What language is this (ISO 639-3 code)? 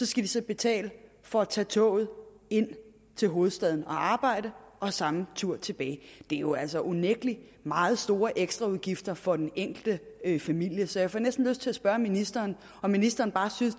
dan